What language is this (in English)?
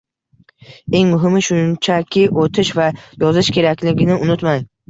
Uzbek